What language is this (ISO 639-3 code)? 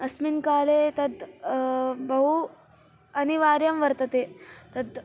san